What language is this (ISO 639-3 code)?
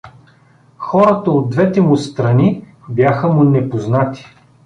bul